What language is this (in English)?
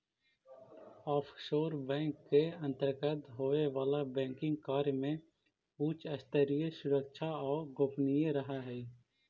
Magahi